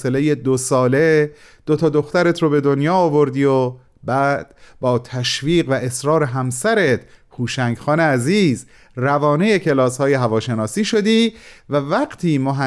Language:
Persian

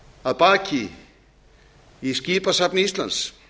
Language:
Icelandic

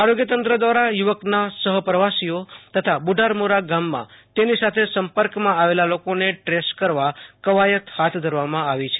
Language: Gujarati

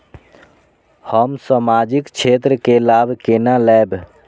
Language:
Maithili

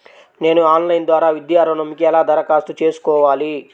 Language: Telugu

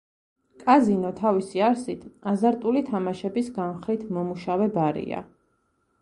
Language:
Georgian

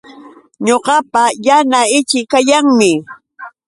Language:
Yauyos Quechua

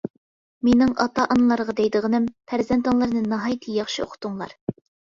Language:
Uyghur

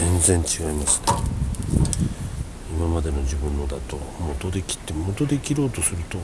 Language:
Japanese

